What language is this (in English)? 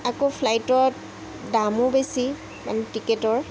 Assamese